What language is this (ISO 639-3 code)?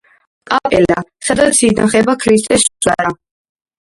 kat